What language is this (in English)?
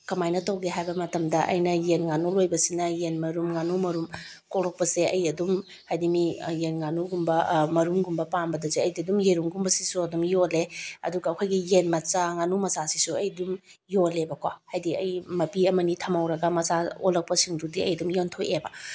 Manipuri